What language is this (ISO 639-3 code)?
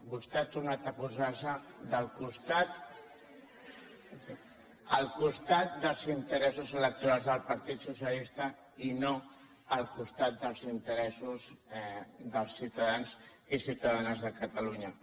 cat